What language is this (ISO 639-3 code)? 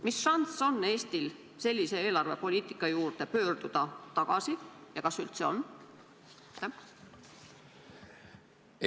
est